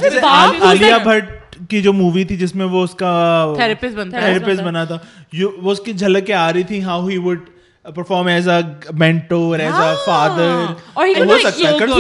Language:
Urdu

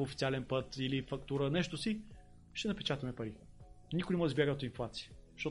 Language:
Bulgarian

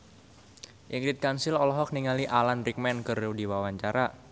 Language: Sundanese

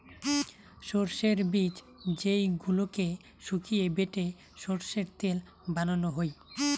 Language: Bangla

